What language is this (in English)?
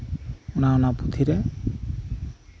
Santali